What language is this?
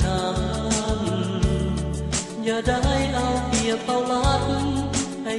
Vietnamese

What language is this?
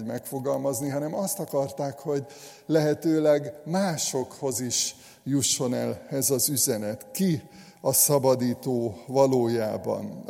Hungarian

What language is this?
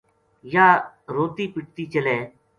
Gujari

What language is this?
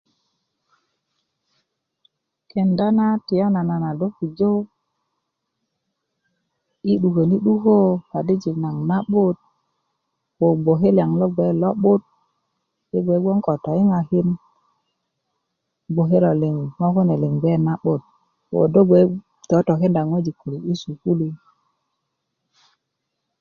Kuku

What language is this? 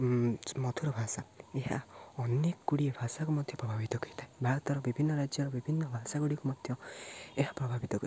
Odia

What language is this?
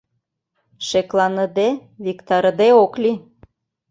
Mari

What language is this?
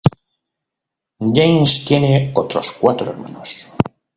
Spanish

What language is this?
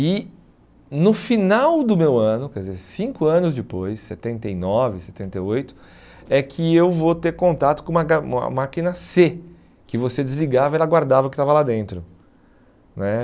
Portuguese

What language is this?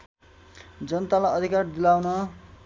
Nepali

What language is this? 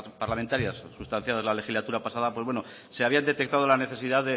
Spanish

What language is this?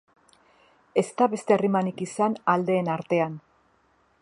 Basque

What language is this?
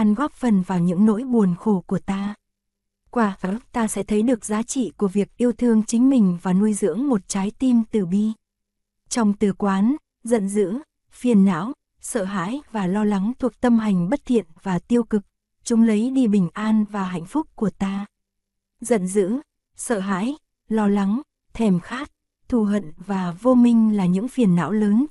Vietnamese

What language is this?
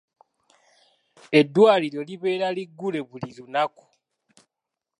Ganda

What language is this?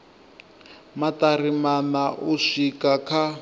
Venda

